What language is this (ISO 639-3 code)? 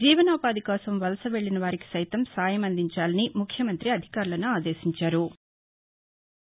tel